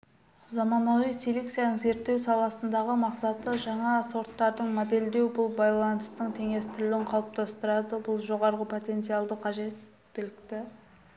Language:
Kazakh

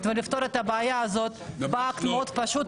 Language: Hebrew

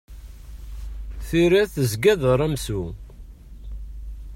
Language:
Kabyle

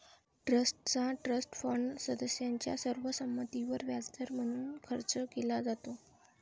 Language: Marathi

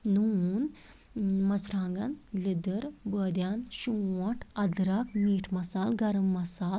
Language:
Kashmiri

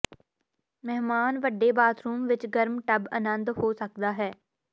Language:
Punjabi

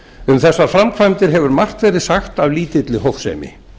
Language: Icelandic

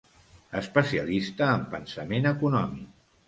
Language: Catalan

